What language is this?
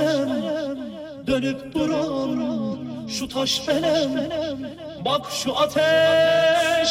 Bulgarian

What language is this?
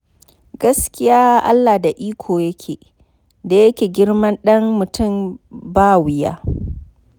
Hausa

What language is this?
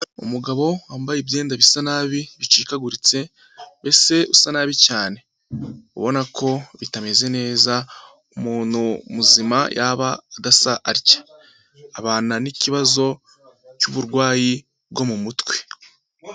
Kinyarwanda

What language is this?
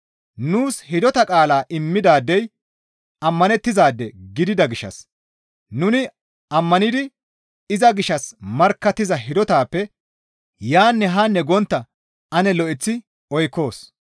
Gamo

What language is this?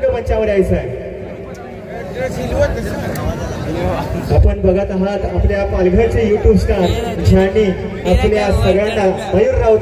Marathi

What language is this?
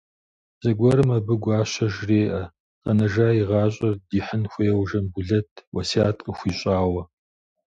Kabardian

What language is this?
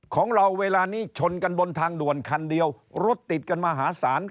Thai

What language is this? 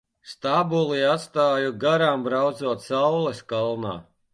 Latvian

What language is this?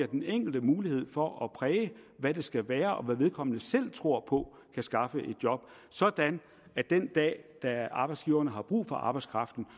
Danish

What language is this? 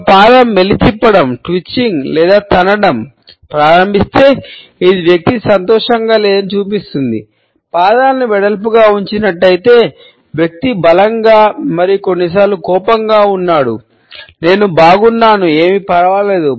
Telugu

